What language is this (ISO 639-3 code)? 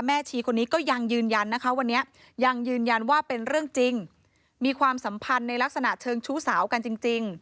tha